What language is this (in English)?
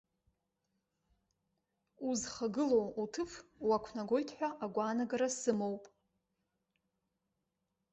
Abkhazian